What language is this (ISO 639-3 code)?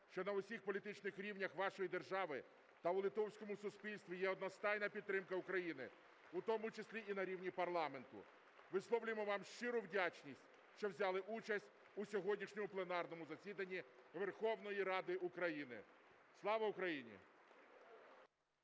ukr